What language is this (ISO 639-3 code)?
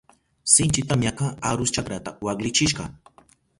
qup